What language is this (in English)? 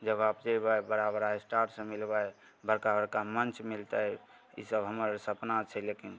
Maithili